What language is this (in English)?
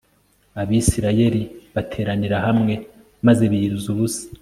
Kinyarwanda